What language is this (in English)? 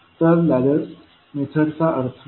Marathi